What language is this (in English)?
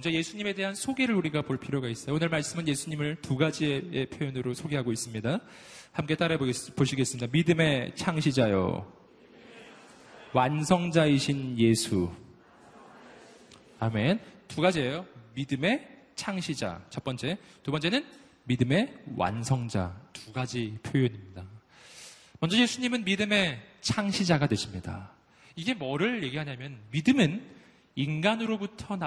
Korean